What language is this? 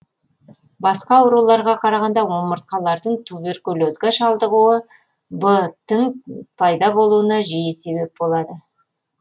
Kazakh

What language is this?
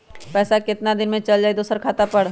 Magahi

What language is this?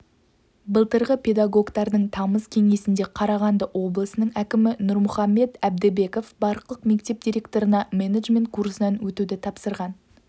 Kazakh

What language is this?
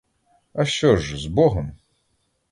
Ukrainian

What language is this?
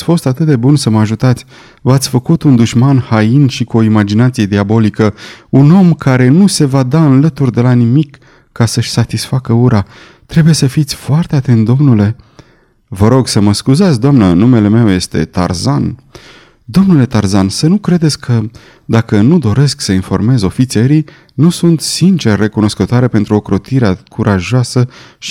Romanian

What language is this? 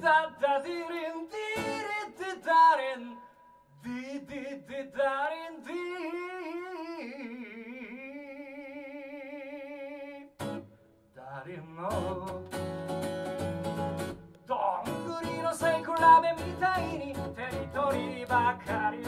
Polish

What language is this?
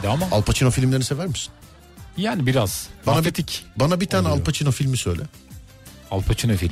Turkish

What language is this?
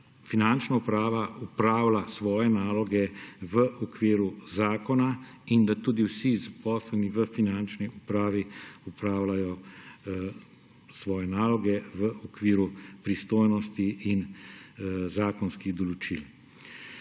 Slovenian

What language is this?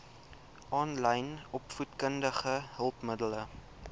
Afrikaans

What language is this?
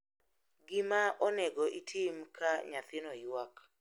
Luo (Kenya and Tanzania)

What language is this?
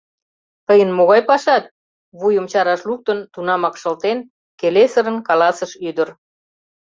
Mari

